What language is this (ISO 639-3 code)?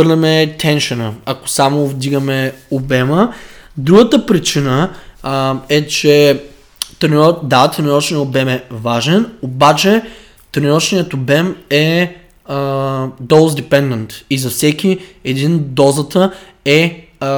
bul